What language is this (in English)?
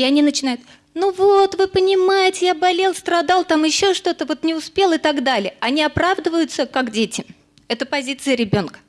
Russian